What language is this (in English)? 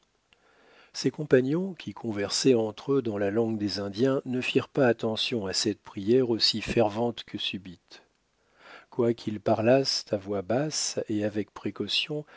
French